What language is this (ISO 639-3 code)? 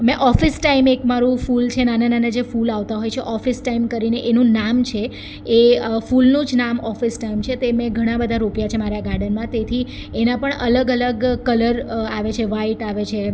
guj